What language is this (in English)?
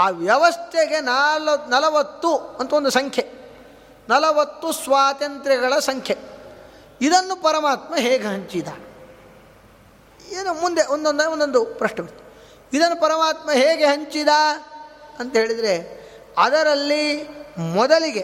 Kannada